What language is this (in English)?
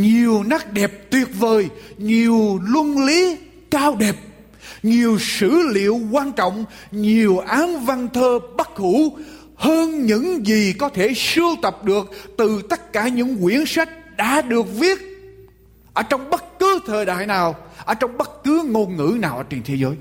Vietnamese